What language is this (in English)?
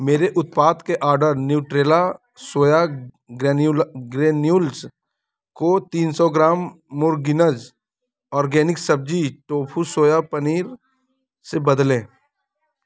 Hindi